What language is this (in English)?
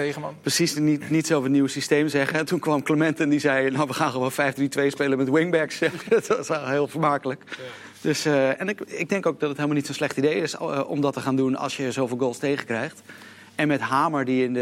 Dutch